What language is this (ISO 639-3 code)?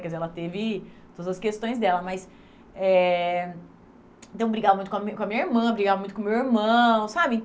por